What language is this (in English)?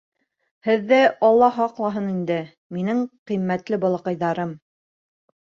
Bashkir